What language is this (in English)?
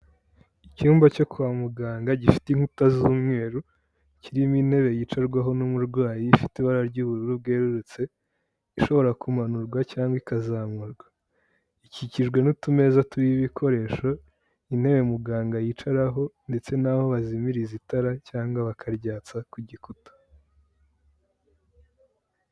Kinyarwanda